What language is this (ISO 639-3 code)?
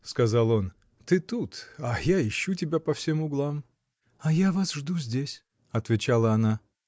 rus